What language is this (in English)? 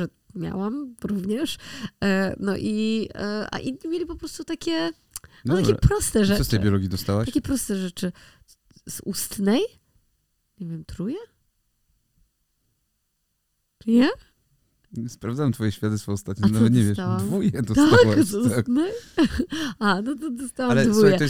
Polish